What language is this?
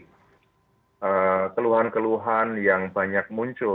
Indonesian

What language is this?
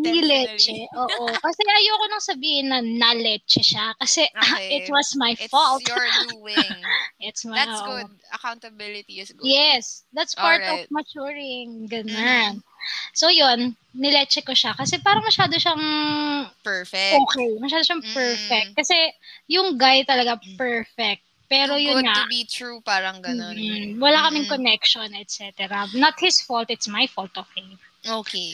Filipino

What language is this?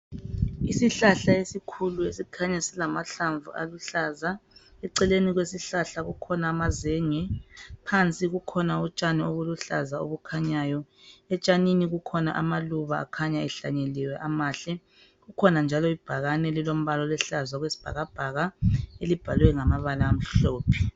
North Ndebele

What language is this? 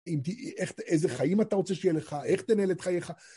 Hebrew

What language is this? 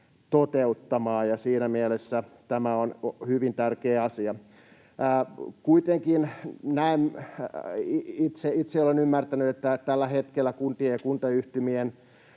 Finnish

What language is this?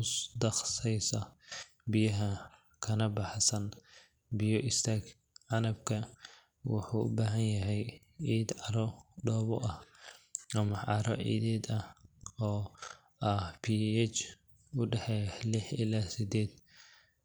Somali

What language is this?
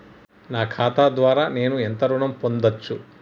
Telugu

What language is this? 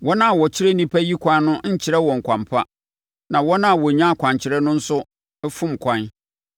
Akan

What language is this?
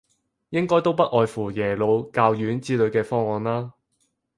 Cantonese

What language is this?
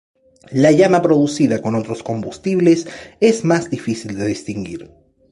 Spanish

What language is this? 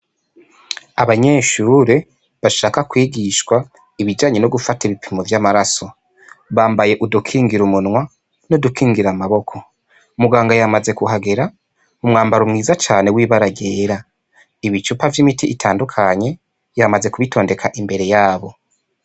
Rundi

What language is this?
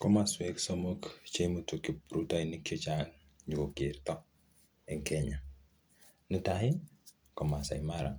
Kalenjin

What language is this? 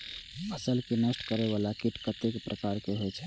Maithili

